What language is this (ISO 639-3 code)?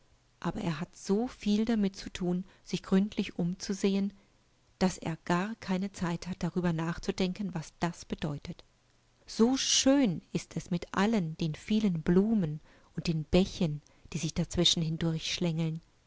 deu